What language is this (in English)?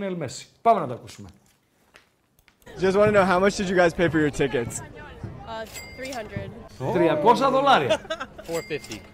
Greek